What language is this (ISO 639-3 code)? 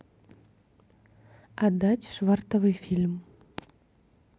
rus